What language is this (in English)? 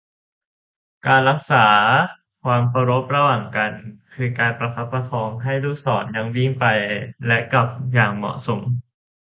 Thai